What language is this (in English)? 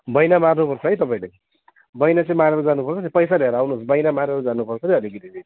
Nepali